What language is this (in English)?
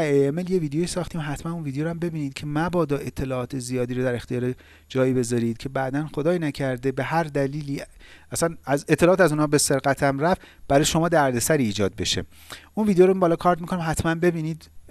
Persian